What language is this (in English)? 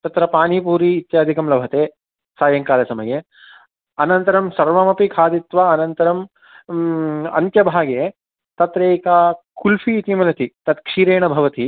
Sanskrit